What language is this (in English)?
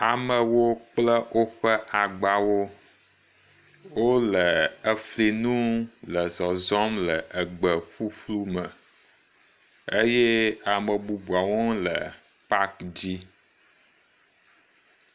Ewe